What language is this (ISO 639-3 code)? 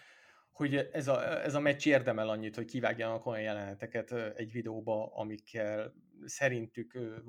hun